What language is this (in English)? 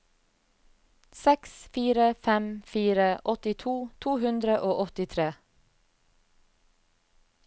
Norwegian